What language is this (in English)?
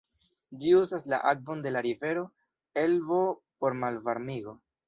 Esperanto